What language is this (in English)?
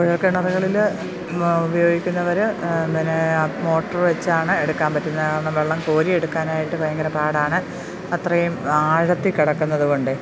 Malayalam